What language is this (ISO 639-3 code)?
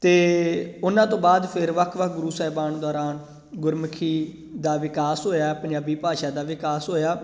pan